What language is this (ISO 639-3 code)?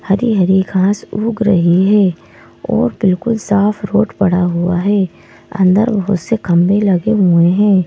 hin